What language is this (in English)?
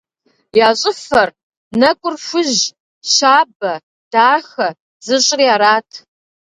Kabardian